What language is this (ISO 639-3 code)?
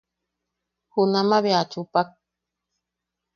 yaq